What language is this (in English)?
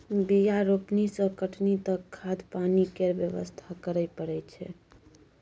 Maithili